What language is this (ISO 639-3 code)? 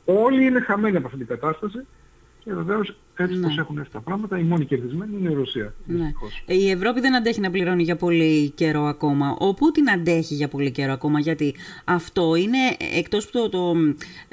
ell